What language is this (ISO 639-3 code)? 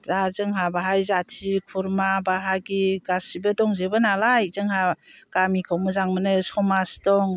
brx